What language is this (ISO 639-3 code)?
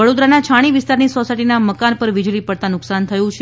guj